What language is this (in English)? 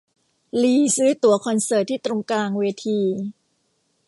Thai